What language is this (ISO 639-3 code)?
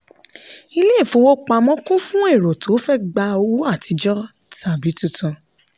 yor